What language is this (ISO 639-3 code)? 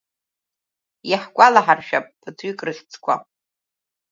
abk